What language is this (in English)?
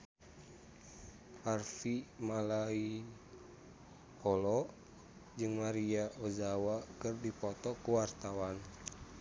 Sundanese